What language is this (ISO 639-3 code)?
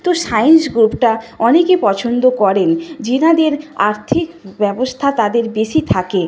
ben